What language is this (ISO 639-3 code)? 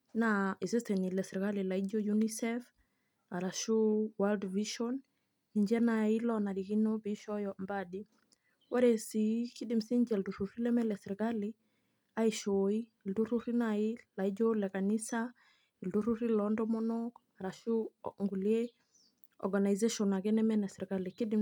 mas